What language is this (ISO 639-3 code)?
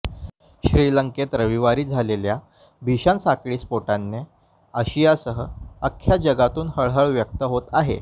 mar